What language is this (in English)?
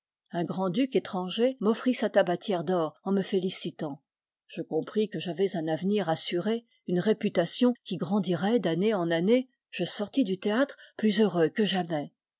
French